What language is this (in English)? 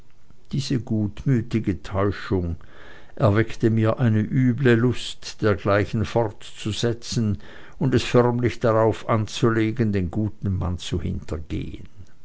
German